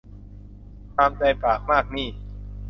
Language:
Thai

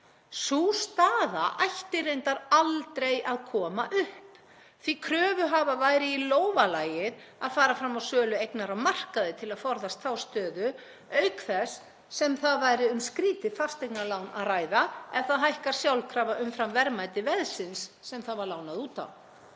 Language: Icelandic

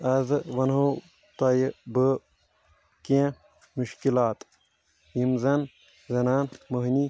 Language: Kashmiri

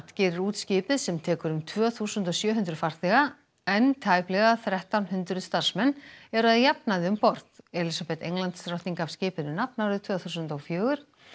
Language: Icelandic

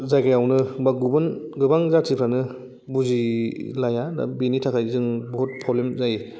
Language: Bodo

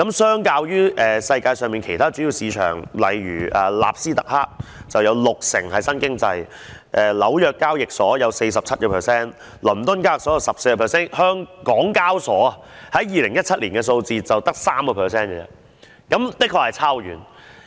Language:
Cantonese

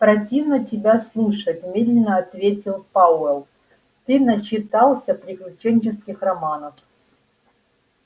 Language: Russian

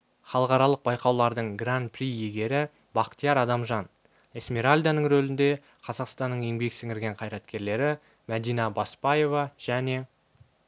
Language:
Kazakh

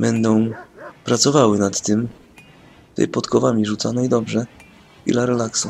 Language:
Polish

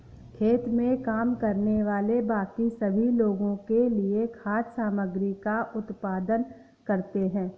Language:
Hindi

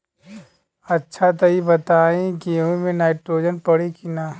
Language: Bhojpuri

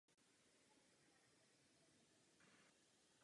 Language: Czech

